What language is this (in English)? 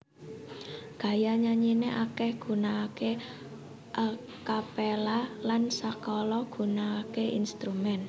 Javanese